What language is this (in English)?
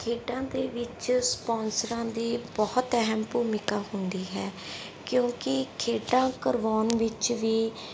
Punjabi